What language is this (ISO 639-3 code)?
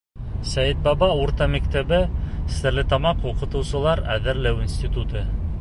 bak